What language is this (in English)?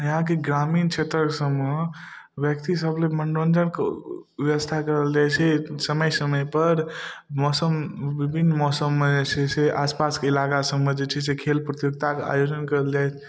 Maithili